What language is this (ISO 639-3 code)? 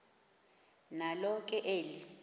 xho